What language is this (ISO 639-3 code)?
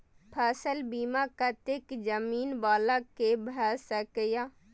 mai